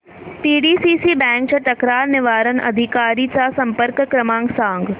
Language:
Marathi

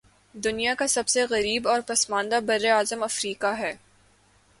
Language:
Urdu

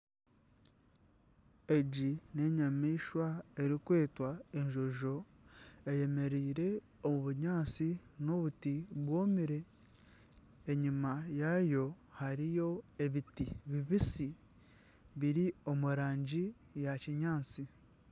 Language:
Nyankole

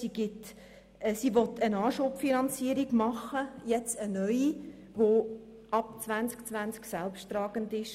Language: Swiss German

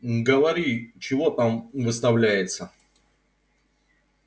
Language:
Russian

